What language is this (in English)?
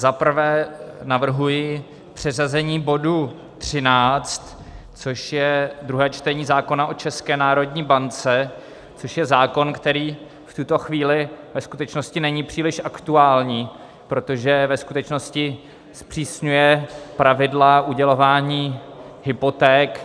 Czech